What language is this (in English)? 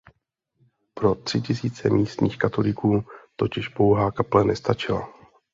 Czech